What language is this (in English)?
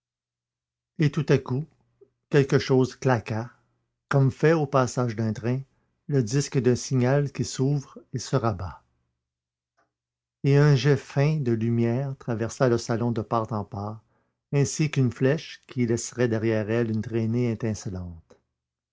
French